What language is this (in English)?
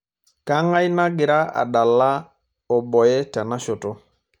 Masai